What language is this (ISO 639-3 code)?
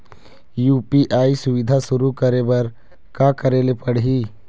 hne